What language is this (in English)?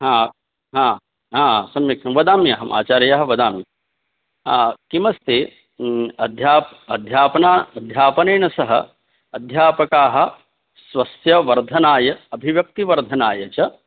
Sanskrit